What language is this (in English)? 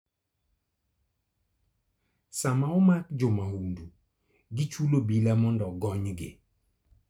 Luo (Kenya and Tanzania)